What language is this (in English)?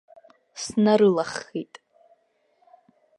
Abkhazian